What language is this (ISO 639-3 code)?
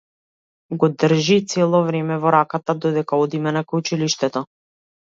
mkd